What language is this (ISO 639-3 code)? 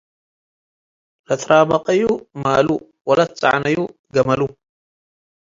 tig